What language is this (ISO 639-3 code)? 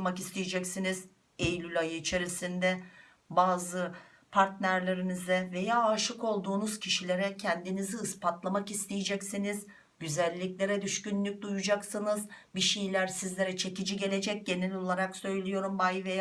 tur